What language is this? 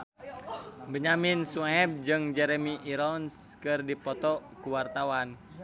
Sundanese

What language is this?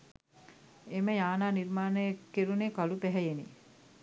Sinhala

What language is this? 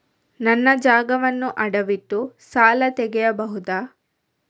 Kannada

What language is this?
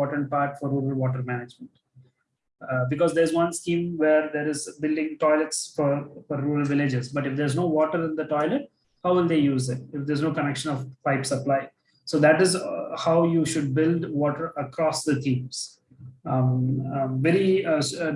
English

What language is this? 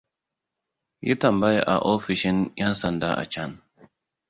Hausa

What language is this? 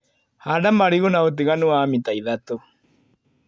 Kikuyu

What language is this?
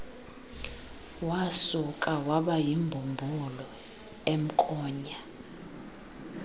Xhosa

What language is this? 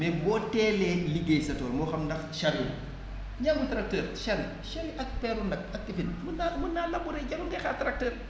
Wolof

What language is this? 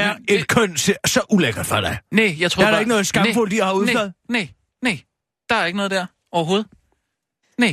Danish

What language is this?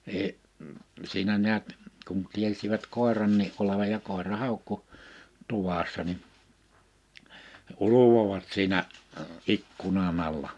Finnish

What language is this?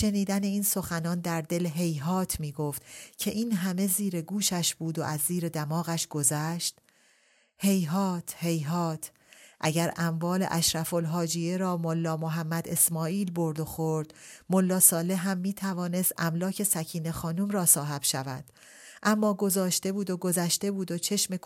Persian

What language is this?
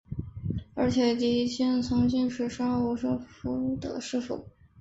Chinese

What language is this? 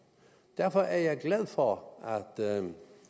Danish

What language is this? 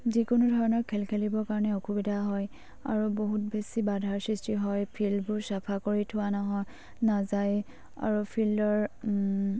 Assamese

